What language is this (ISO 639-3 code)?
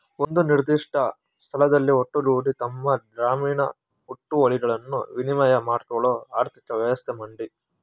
kan